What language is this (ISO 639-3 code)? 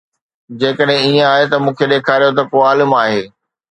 snd